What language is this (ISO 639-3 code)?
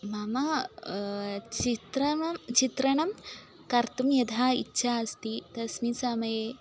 san